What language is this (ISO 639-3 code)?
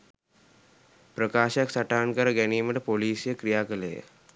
sin